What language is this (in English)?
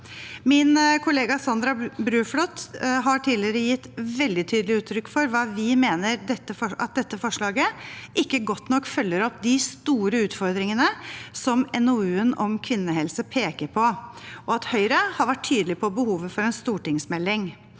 Norwegian